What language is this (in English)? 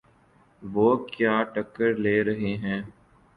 Urdu